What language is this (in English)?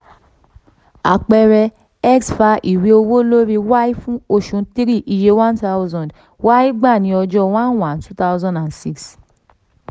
Yoruba